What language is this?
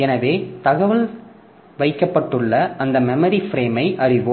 Tamil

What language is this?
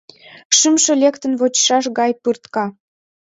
Mari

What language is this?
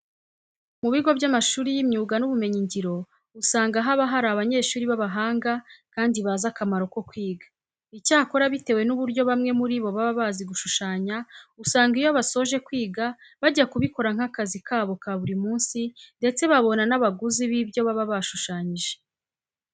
Kinyarwanda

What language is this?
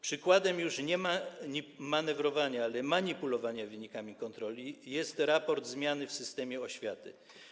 Polish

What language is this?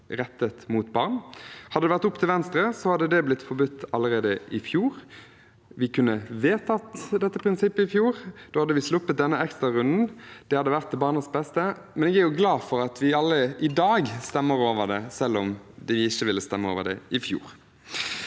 Norwegian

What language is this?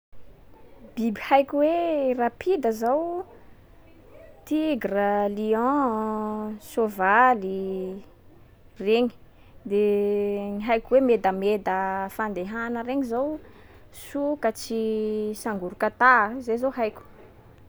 Sakalava Malagasy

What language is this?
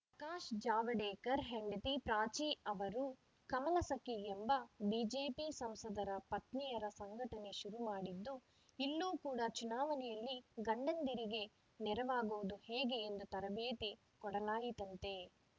Kannada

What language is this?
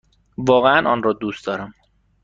Persian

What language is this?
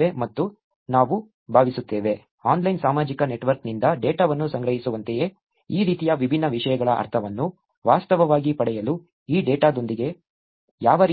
Kannada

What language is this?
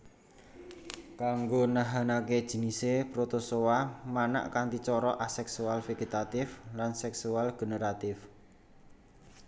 Javanese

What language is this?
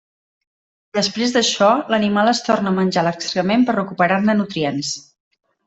Catalan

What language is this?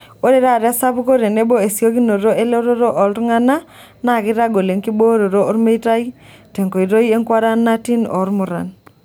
Masai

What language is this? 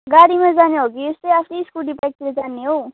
Nepali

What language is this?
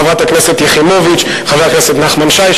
Hebrew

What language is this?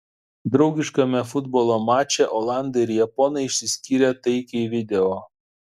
Lithuanian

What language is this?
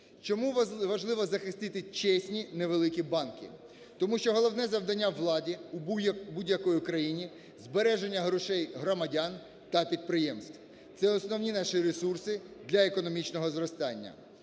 Ukrainian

